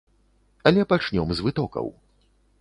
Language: Belarusian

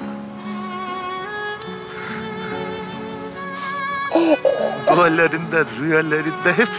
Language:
Turkish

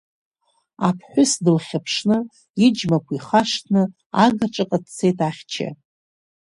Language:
Abkhazian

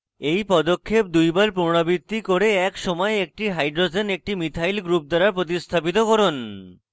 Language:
Bangla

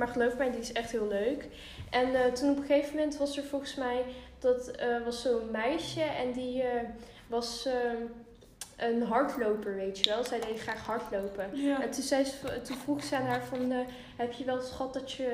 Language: Dutch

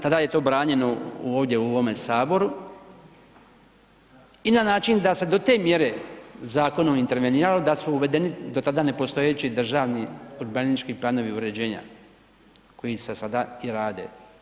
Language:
Croatian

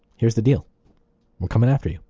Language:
English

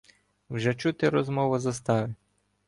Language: Ukrainian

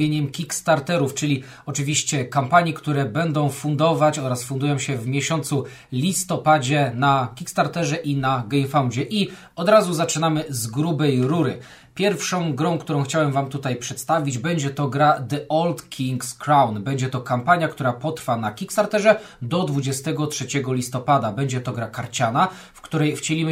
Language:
Polish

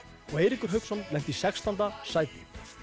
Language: Icelandic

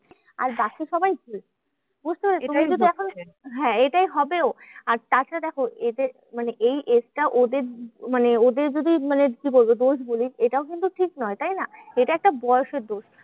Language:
Bangla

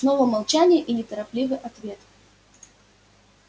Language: Russian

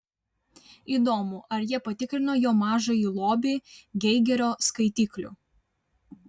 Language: Lithuanian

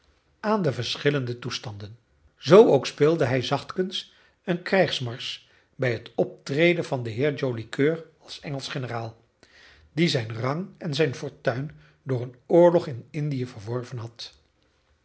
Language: Dutch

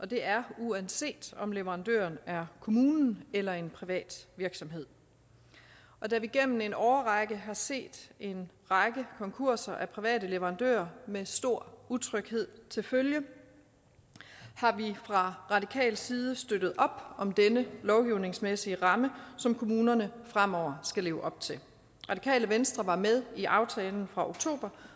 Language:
Danish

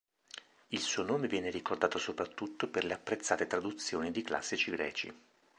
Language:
Italian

